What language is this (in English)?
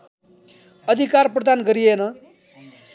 Nepali